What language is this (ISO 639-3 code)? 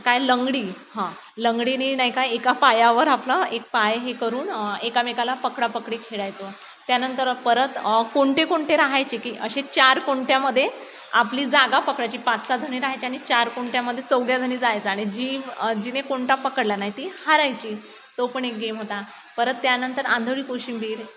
mar